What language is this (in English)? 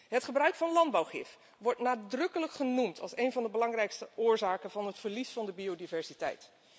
Dutch